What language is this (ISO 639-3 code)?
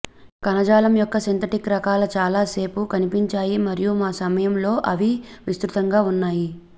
tel